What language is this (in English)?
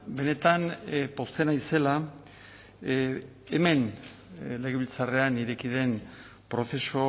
Basque